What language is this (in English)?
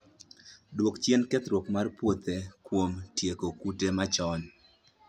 Luo (Kenya and Tanzania)